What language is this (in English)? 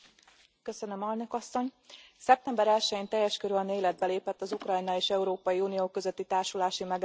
Hungarian